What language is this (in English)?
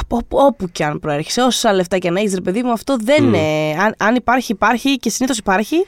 Greek